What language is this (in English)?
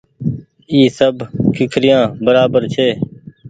Goaria